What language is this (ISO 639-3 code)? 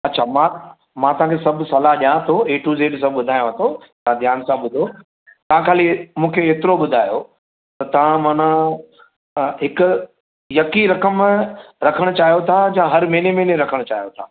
snd